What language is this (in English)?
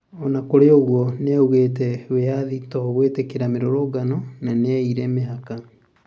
Kikuyu